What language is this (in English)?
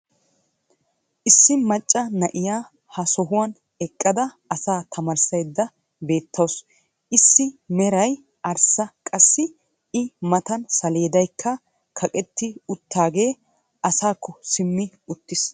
Wolaytta